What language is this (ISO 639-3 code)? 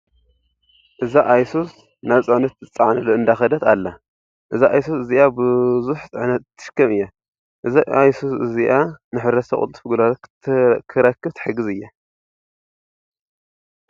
tir